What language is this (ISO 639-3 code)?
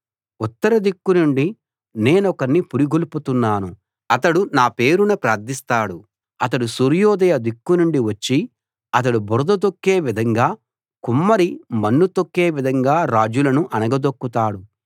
tel